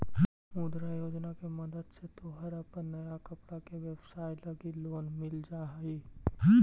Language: Magahi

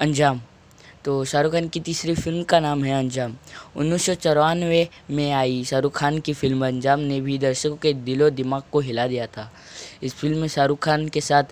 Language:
Hindi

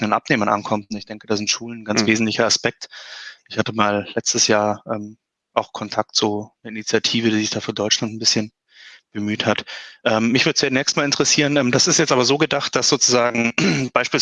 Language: German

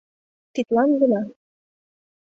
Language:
Mari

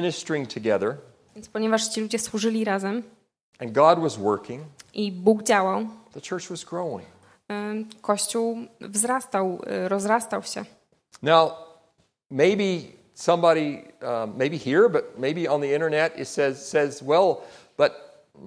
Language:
Polish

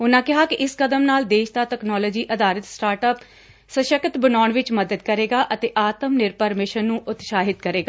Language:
Punjabi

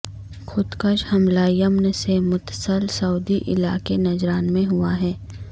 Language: Urdu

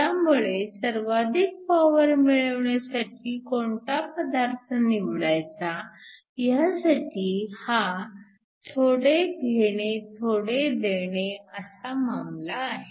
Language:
Marathi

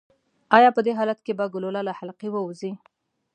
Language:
Pashto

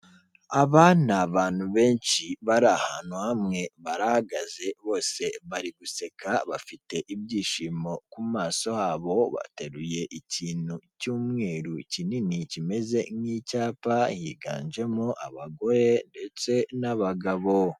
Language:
Kinyarwanda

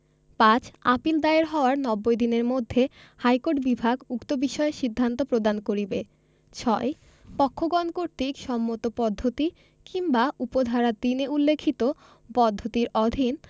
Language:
Bangla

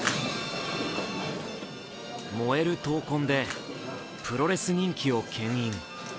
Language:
Japanese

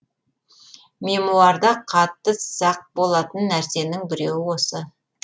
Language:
Kazakh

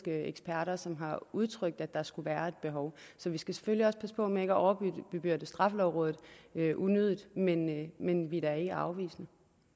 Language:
Danish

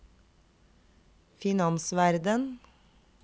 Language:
Norwegian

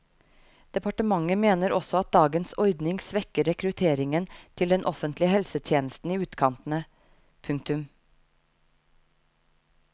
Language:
Norwegian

